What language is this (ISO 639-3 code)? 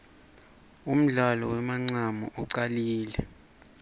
ssw